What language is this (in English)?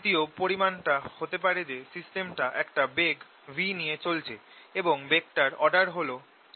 Bangla